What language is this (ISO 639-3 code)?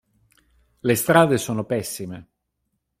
ita